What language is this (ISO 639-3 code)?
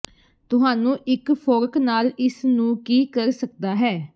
pan